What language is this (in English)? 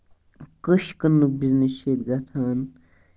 Kashmiri